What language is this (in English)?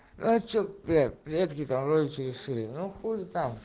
Russian